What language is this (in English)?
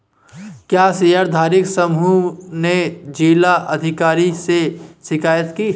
Hindi